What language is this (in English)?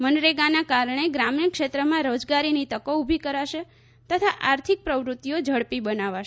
Gujarati